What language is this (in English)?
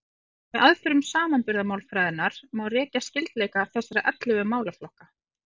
Icelandic